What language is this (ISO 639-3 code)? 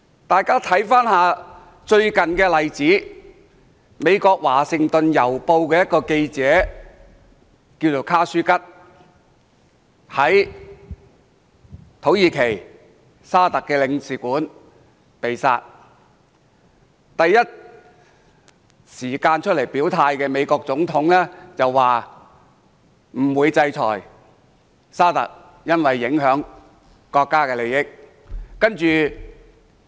yue